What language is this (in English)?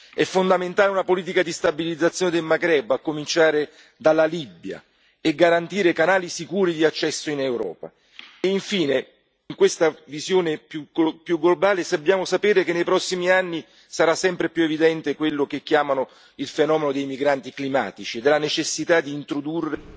Italian